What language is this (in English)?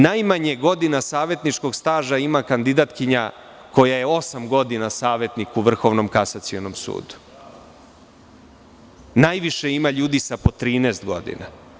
Serbian